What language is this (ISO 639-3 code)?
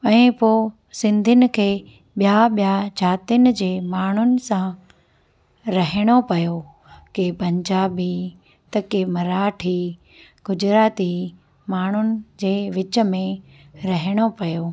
snd